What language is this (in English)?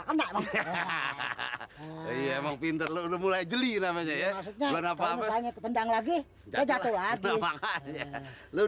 Indonesian